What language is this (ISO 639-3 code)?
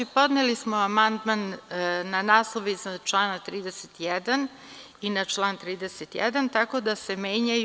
srp